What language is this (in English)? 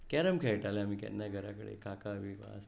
Konkani